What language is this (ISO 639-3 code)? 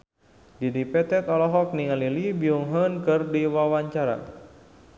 sun